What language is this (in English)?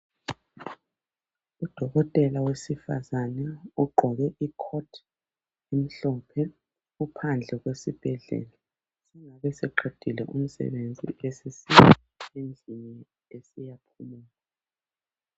North Ndebele